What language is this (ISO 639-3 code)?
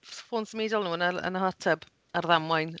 cym